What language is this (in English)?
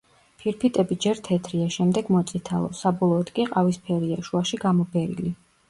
Georgian